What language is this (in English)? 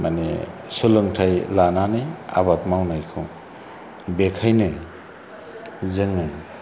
Bodo